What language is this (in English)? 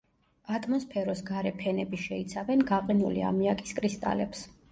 Georgian